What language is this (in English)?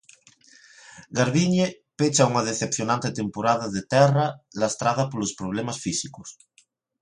Galician